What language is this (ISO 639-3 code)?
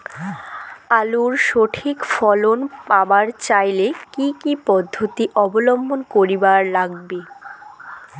ben